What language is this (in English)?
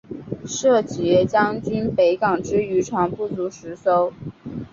Chinese